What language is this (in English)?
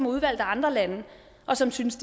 Danish